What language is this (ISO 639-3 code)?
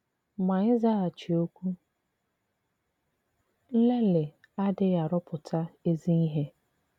ibo